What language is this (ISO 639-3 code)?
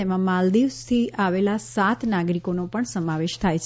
guj